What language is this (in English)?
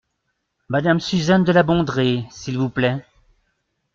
French